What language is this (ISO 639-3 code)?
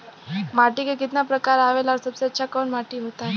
bho